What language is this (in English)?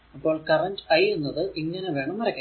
Malayalam